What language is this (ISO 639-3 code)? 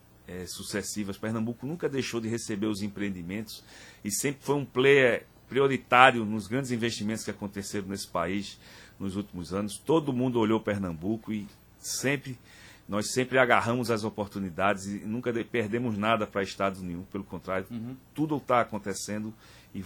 por